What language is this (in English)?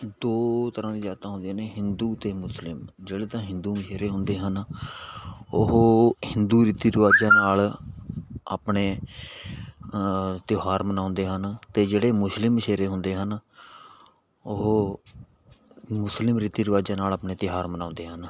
Punjabi